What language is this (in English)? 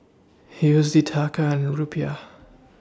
English